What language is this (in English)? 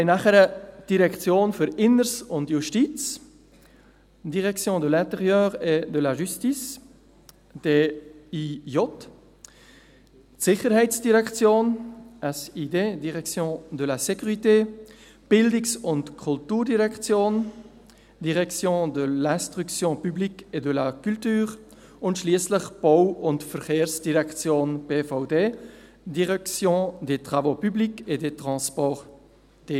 Swiss German